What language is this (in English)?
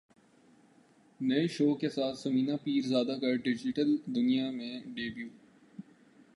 Urdu